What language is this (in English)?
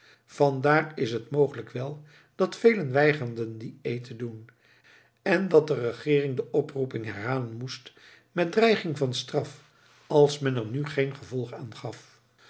Dutch